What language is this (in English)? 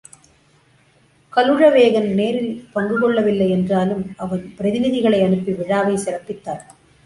Tamil